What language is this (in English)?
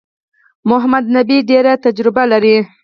Pashto